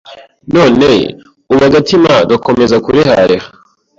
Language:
Kinyarwanda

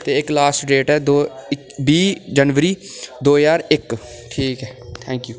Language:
Dogri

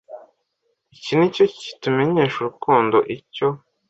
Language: Kinyarwanda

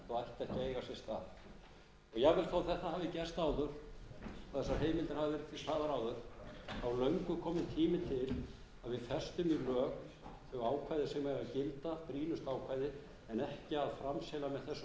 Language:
Icelandic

